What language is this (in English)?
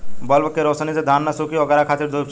Bhojpuri